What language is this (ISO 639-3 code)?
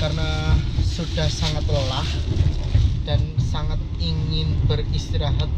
ind